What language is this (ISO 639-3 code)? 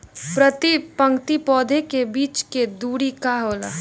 bho